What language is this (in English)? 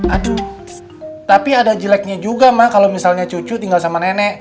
Indonesian